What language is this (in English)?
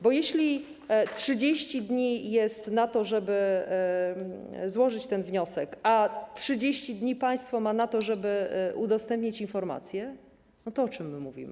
Polish